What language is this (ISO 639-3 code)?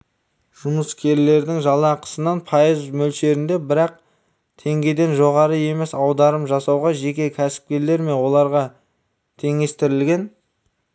kaz